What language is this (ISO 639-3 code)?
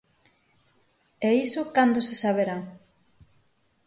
glg